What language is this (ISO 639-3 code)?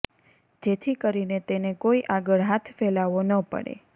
guj